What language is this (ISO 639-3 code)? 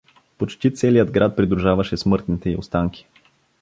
bul